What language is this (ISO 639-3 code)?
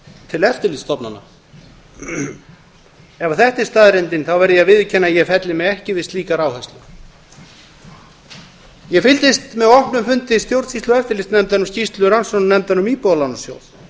isl